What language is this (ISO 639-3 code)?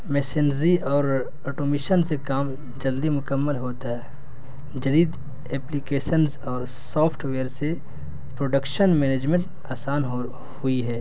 urd